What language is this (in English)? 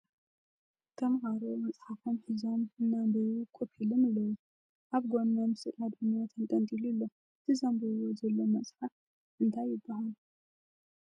Tigrinya